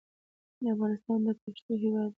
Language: Pashto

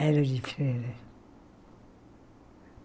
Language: Portuguese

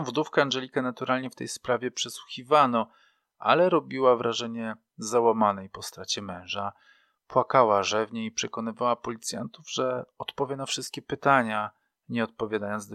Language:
Polish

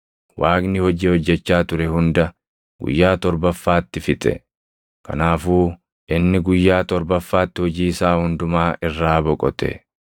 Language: Oromo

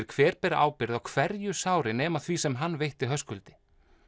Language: Icelandic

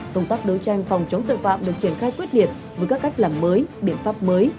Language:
Vietnamese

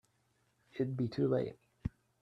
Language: English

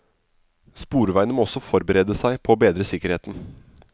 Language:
Norwegian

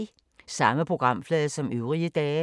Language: Danish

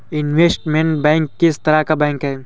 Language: Hindi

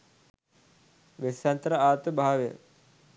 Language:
Sinhala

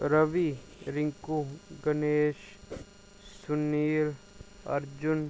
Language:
Dogri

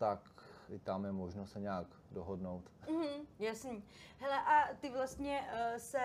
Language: Czech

